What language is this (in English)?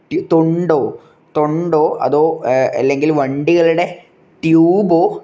Malayalam